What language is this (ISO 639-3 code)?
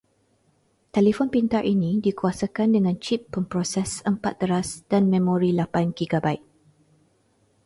msa